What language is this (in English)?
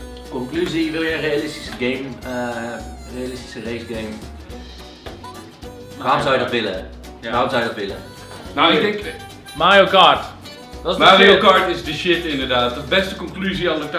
Dutch